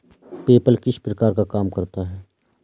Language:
Hindi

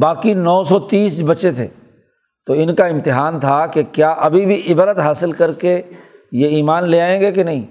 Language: Urdu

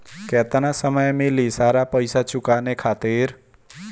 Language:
Bhojpuri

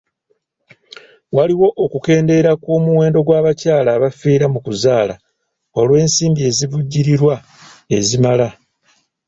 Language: Ganda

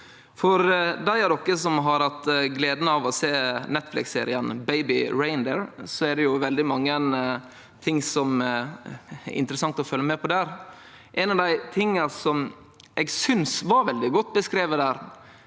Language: Norwegian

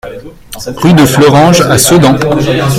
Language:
French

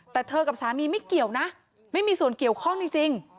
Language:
Thai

